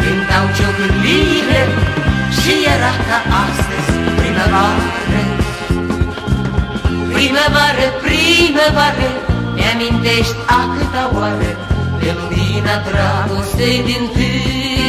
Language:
Romanian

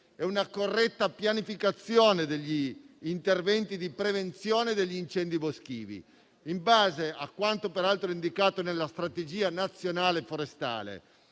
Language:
Italian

